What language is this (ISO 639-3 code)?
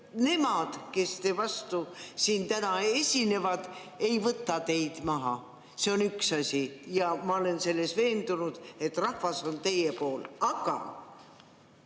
est